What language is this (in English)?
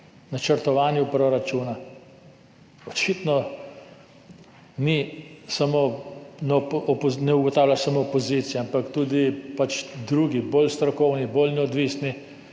Slovenian